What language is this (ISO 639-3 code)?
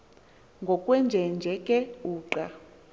xho